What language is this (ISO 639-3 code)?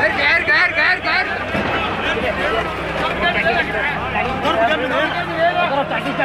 ara